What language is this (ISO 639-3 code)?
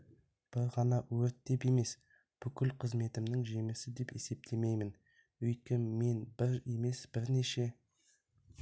kaz